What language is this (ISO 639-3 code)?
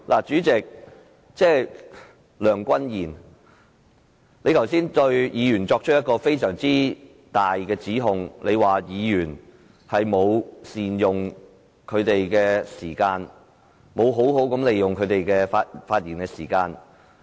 yue